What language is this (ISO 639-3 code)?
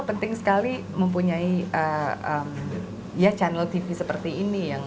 ind